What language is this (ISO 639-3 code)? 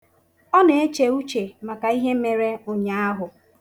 ibo